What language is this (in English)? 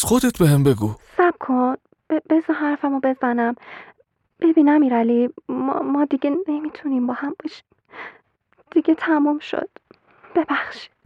Persian